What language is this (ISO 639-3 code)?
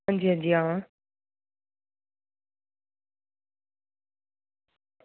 doi